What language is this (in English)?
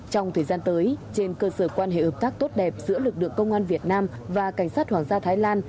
Vietnamese